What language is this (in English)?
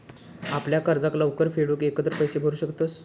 Marathi